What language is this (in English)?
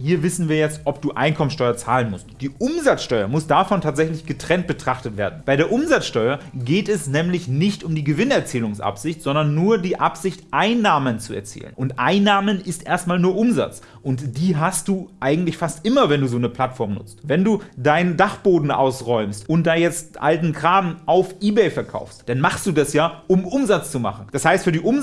German